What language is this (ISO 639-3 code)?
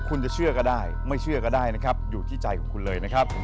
tha